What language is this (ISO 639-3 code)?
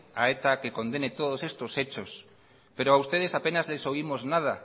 spa